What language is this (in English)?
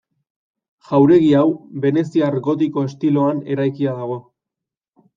Basque